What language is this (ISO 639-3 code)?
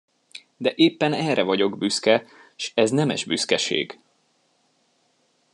hun